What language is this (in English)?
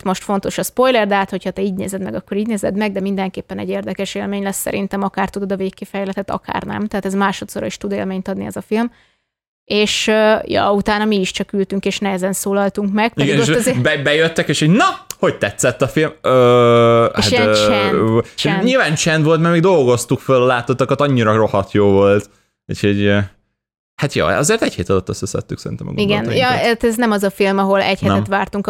Hungarian